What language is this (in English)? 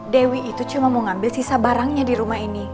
Indonesian